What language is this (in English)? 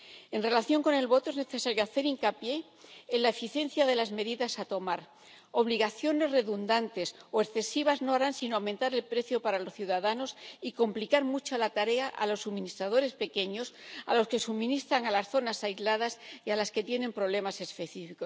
Spanish